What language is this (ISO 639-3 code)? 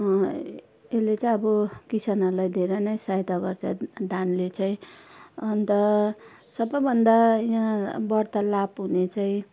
nep